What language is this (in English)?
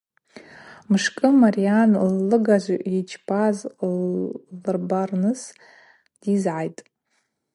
Abaza